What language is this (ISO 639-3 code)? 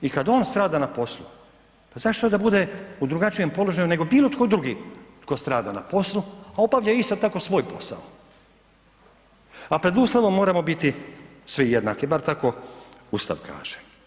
hrv